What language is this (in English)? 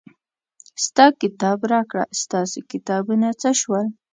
Pashto